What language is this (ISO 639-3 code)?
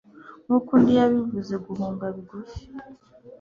kin